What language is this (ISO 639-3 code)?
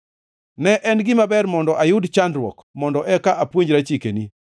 luo